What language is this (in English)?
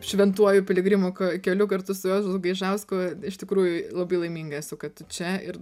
Lithuanian